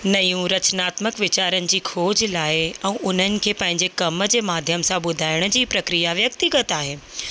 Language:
Sindhi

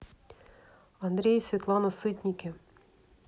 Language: Russian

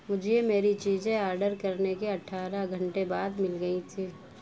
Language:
Urdu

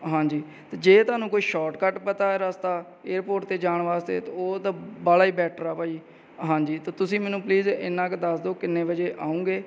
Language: Punjabi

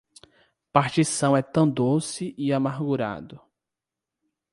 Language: Portuguese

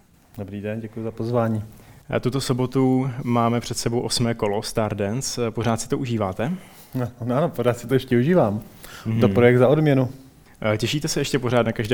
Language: Czech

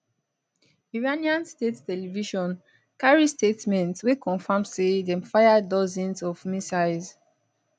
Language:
Nigerian Pidgin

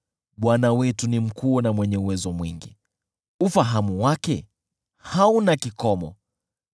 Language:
Swahili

